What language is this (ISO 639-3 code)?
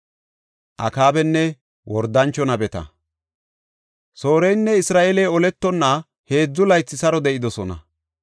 gof